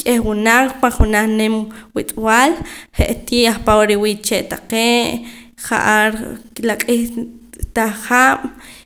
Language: Poqomam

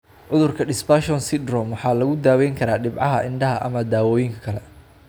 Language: Somali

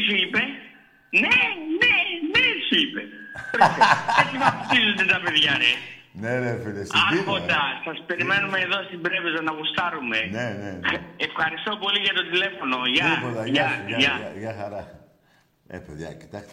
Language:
Greek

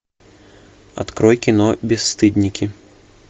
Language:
Russian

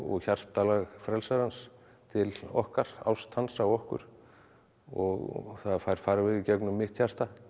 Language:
Icelandic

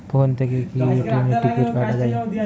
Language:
Bangla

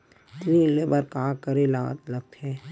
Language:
Chhattisgarhi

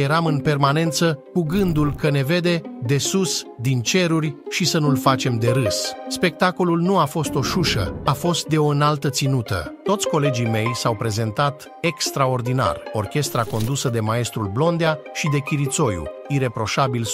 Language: Romanian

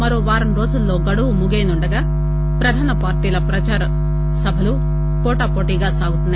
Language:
Telugu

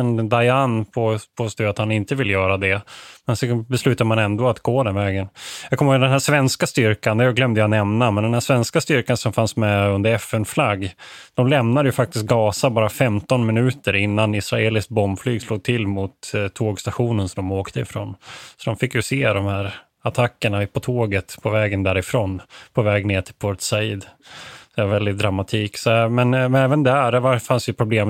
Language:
Swedish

